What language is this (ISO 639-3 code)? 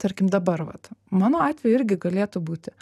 lit